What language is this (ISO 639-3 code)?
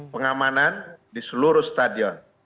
ind